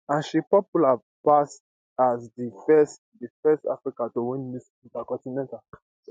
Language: Nigerian Pidgin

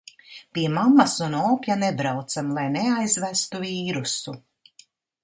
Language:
Latvian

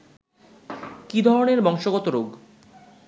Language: Bangla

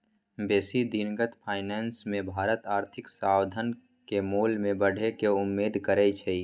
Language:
Magahi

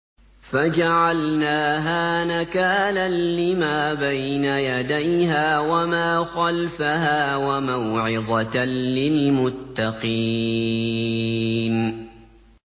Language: Arabic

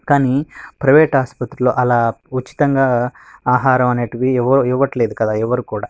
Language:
Telugu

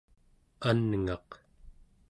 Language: Central Yupik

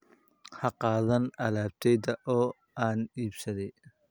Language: Somali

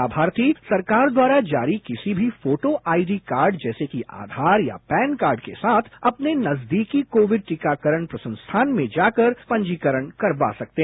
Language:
Hindi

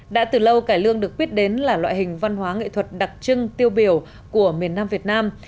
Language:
Vietnamese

